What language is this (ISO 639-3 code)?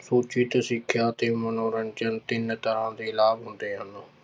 pan